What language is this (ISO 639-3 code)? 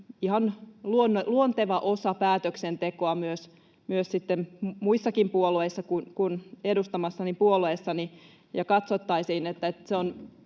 fin